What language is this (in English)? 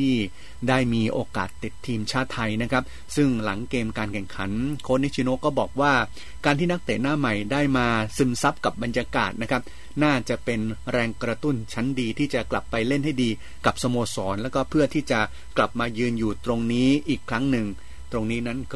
Thai